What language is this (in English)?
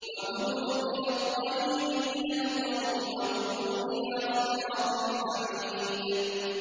Arabic